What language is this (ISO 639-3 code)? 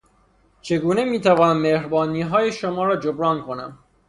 fas